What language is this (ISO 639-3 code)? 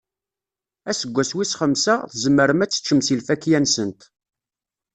kab